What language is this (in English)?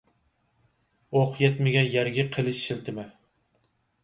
Uyghur